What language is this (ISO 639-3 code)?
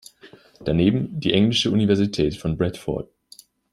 deu